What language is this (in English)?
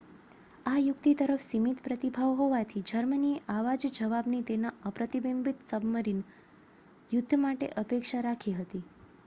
Gujarati